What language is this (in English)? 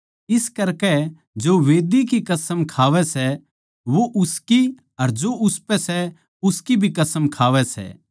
Haryanvi